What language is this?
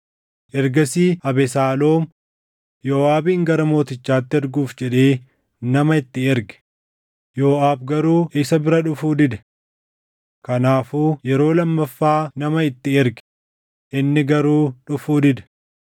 Oromo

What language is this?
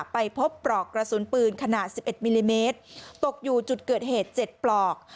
Thai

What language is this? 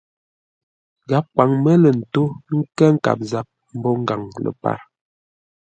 Ngombale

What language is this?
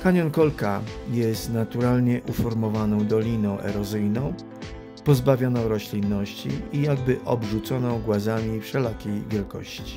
Polish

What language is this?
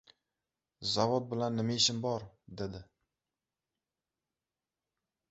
Uzbek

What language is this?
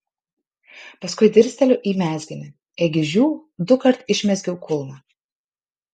Lithuanian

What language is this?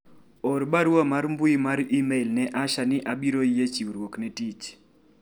Luo (Kenya and Tanzania)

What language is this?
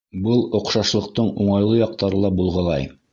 Bashkir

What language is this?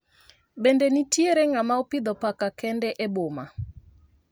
Luo (Kenya and Tanzania)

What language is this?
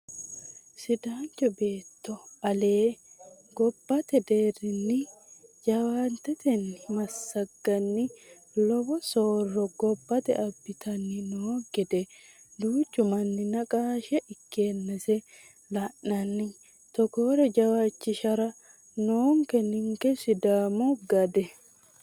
Sidamo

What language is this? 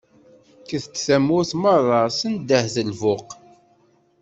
Kabyle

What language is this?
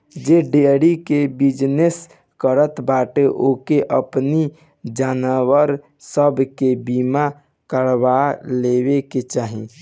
Bhojpuri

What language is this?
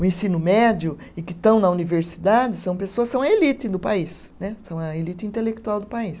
Portuguese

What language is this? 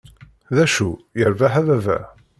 Kabyle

